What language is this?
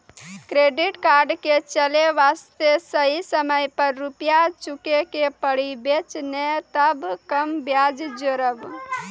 Maithili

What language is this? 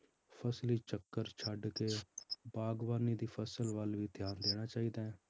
Punjabi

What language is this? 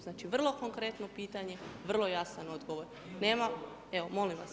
Croatian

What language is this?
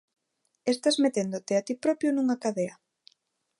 Galician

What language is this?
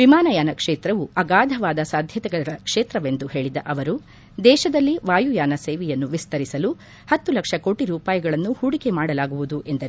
Kannada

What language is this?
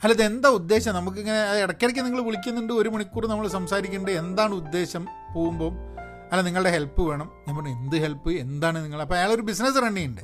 Malayalam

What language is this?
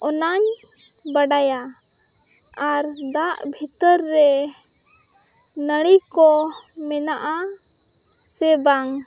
Santali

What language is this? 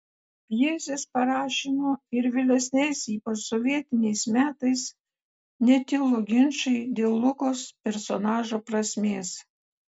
Lithuanian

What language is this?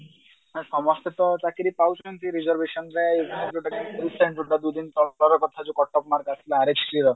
Odia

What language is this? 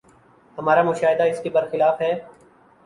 Urdu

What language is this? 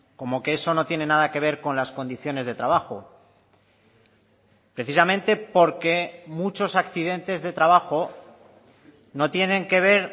Spanish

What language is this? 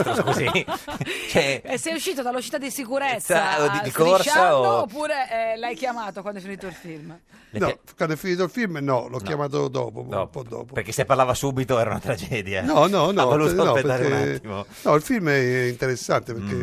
Italian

